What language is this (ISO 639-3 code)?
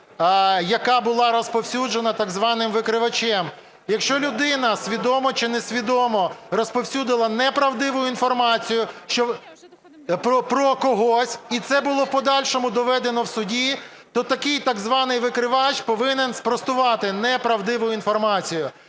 ukr